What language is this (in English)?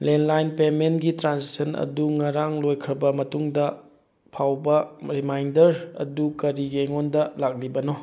Manipuri